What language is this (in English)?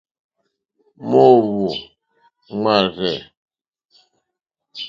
Mokpwe